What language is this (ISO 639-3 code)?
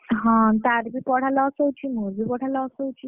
ori